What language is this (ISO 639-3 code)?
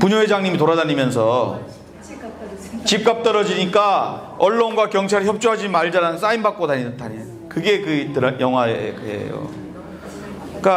kor